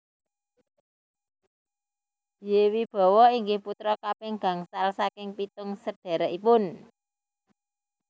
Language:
Javanese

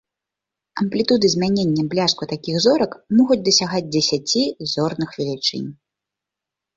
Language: Belarusian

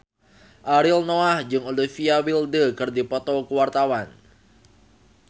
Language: Sundanese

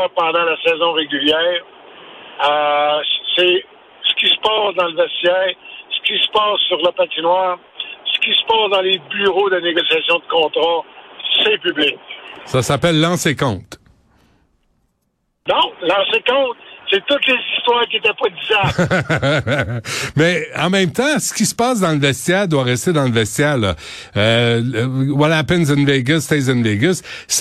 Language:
French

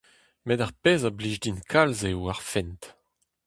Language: Breton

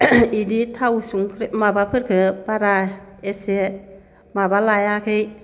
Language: Bodo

